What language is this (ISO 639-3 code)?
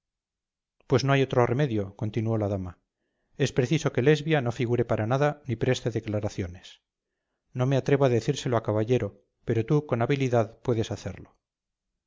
spa